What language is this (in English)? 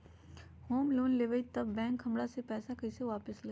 Magahi